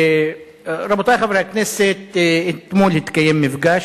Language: Hebrew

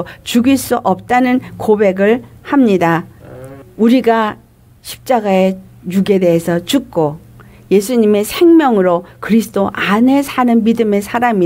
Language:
Korean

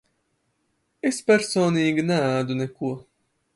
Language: Latvian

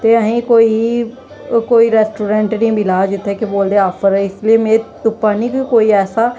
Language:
Dogri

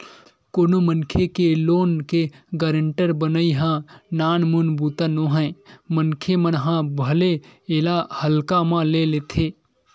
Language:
Chhattisgarhi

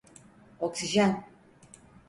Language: Turkish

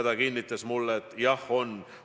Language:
Estonian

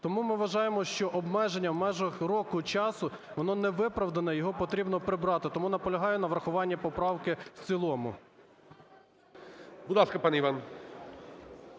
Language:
Ukrainian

